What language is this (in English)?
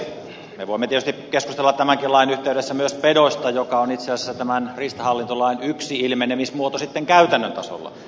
Finnish